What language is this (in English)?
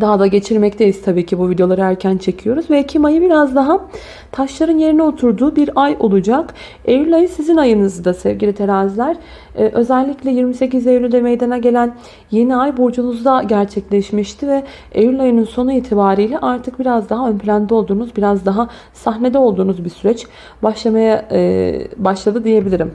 Turkish